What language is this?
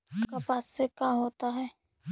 Magahi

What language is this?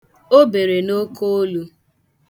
Igbo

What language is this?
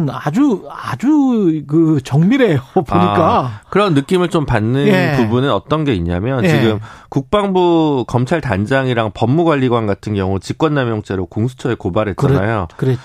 Korean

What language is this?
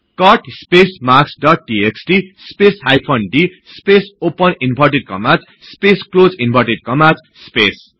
Nepali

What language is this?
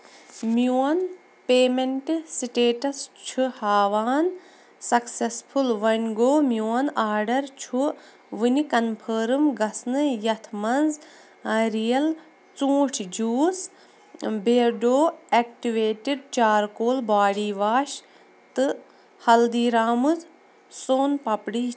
Kashmiri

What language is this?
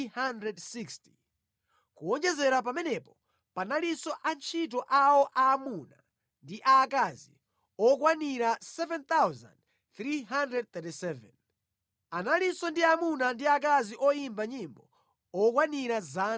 Nyanja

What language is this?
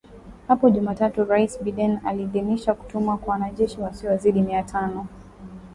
Swahili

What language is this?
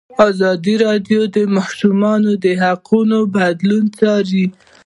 Pashto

